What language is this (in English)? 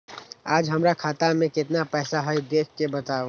Magahi